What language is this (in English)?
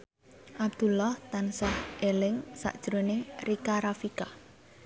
Javanese